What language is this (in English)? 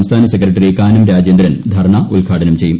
Malayalam